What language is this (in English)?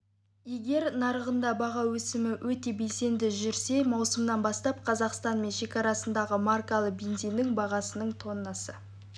Kazakh